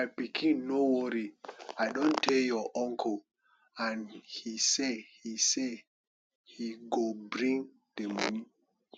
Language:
Nigerian Pidgin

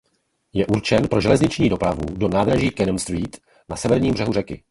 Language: Czech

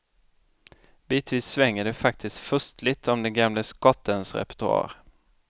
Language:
Swedish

